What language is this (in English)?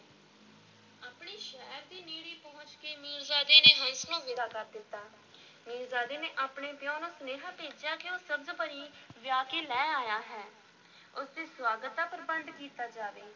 Punjabi